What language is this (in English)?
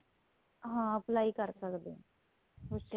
Punjabi